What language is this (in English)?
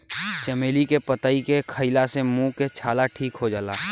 Bhojpuri